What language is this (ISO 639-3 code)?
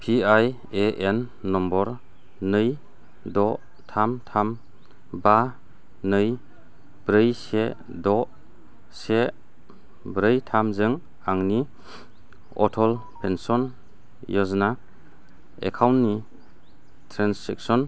brx